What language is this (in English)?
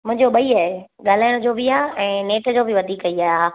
Sindhi